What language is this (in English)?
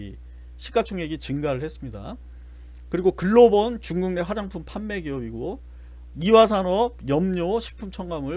Korean